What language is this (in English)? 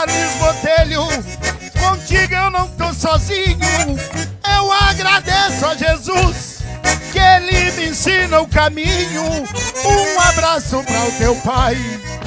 Portuguese